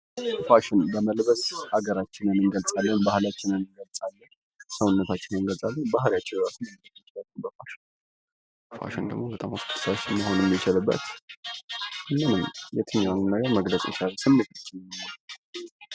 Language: Amharic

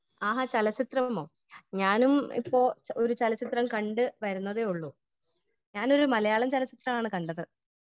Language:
Malayalam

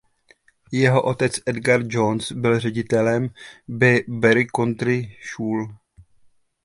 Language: Czech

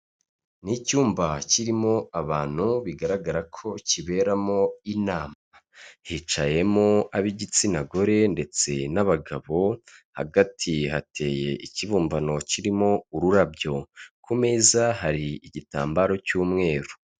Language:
Kinyarwanda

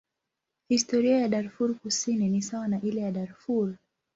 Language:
Swahili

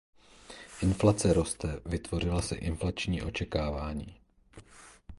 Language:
Czech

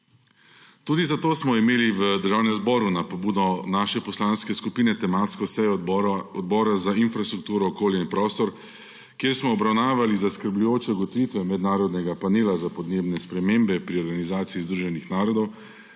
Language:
Slovenian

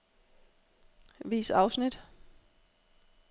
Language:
Danish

